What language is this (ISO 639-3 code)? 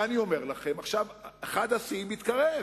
heb